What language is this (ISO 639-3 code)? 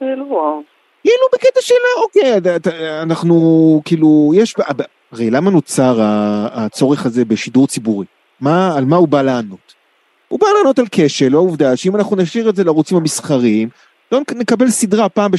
heb